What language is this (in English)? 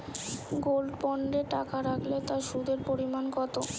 Bangla